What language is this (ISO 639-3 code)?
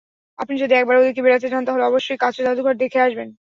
ben